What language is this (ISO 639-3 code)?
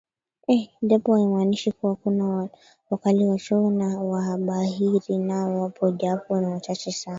swa